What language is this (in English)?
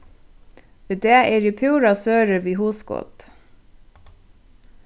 Faroese